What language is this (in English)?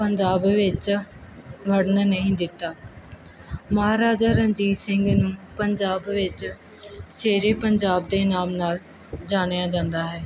Punjabi